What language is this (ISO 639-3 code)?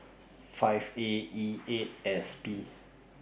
eng